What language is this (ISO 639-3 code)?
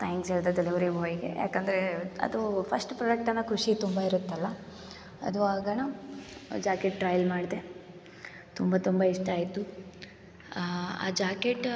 kan